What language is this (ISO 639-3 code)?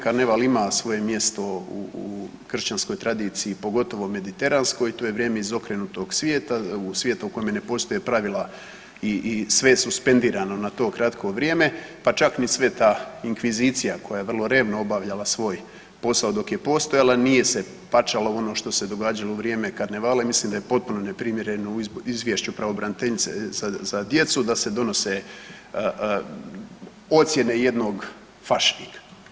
hrv